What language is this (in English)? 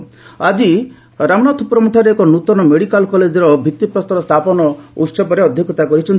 Odia